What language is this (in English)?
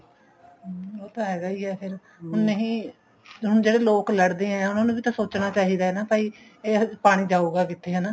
Punjabi